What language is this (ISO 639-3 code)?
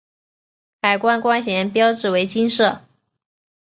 zho